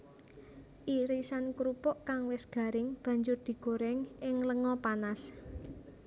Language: Javanese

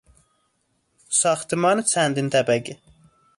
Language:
Persian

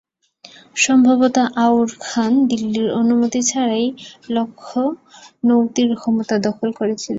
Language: Bangla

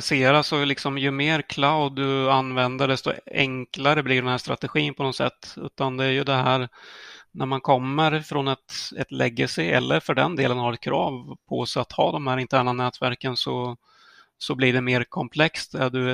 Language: Swedish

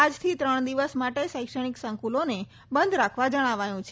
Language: Gujarati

